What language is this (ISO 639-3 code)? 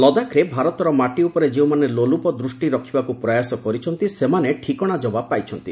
ori